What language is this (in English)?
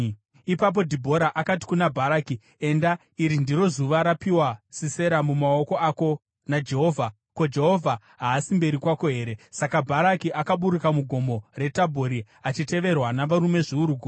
Shona